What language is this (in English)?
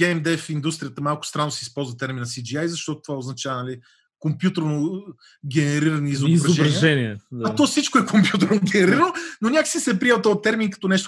Bulgarian